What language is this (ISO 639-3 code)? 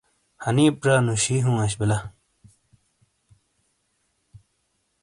scl